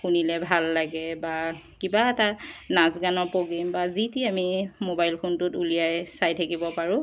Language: Assamese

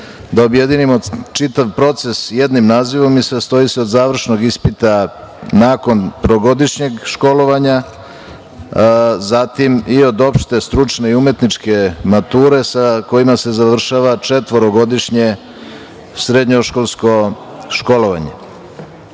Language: Serbian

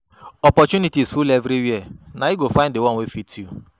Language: Nigerian Pidgin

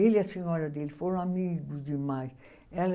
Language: Portuguese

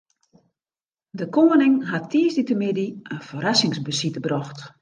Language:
Western Frisian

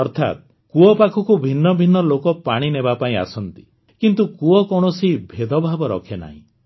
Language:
Odia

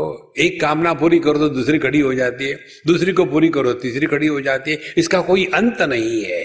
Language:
Hindi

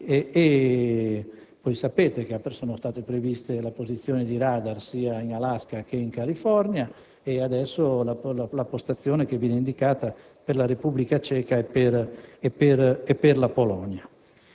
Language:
Italian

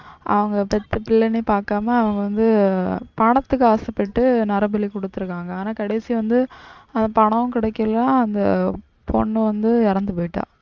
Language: Tamil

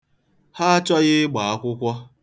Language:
Igbo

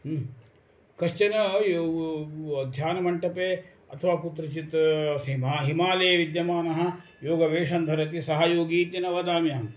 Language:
Sanskrit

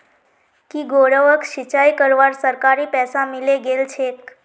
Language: Magahi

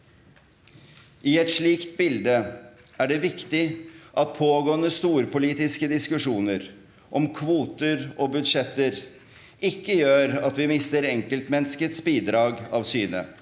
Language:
Norwegian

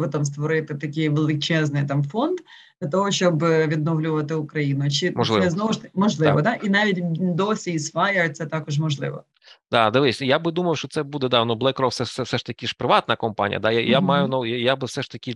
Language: Ukrainian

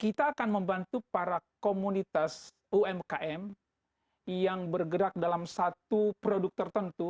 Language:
Indonesian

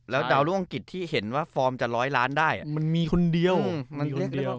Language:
Thai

